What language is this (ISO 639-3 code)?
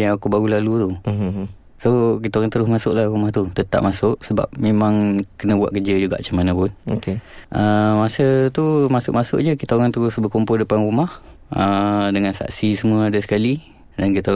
msa